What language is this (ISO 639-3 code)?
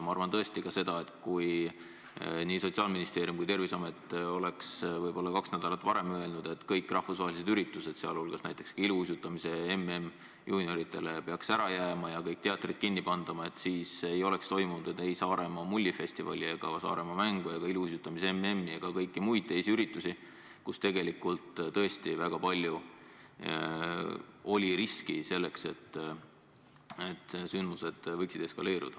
est